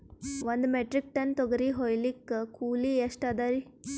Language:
Kannada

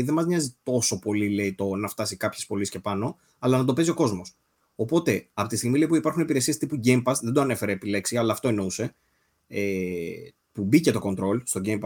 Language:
Greek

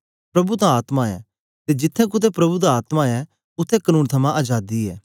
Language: Dogri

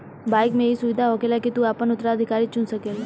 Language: Bhojpuri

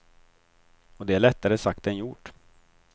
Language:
Swedish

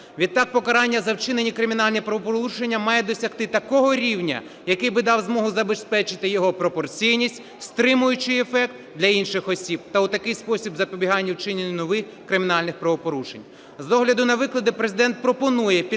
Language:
Ukrainian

